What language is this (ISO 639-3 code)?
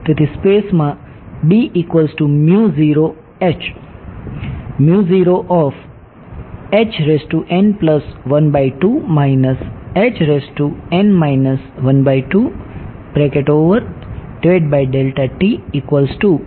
guj